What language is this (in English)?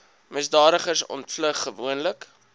Afrikaans